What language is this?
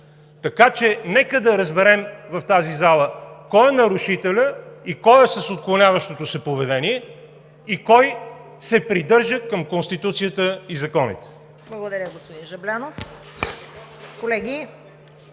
Bulgarian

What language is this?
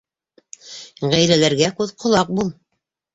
Bashkir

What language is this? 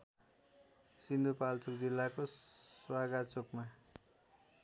Nepali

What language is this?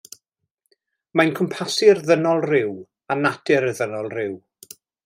Welsh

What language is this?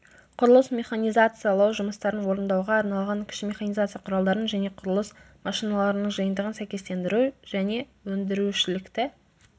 Kazakh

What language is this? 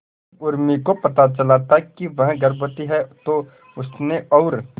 Hindi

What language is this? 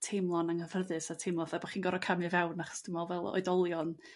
Welsh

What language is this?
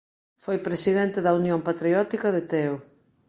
Galician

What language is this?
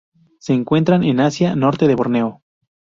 Spanish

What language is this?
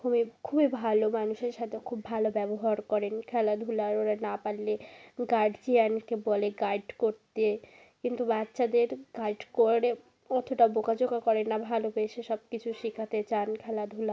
Bangla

